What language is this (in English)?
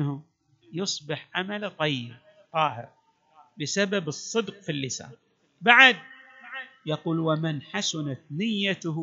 Arabic